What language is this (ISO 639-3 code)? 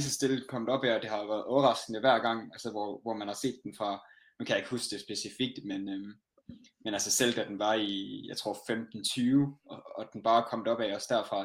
dan